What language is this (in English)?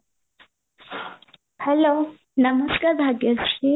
Odia